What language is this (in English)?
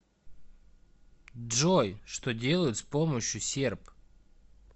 Russian